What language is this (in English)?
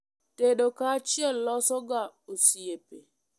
Luo (Kenya and Tanzania)